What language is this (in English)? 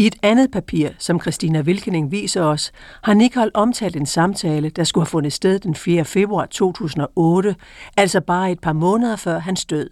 Danish